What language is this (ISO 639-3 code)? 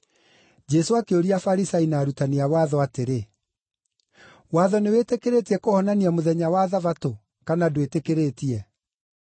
kik